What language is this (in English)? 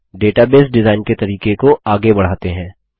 Hindi